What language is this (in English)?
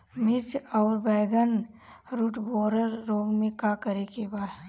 Bhojpuri